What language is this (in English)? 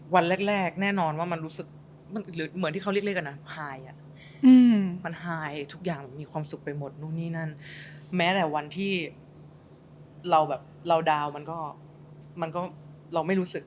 Thai